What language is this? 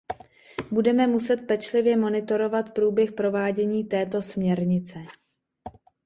Czech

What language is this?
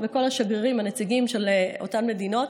Hebrew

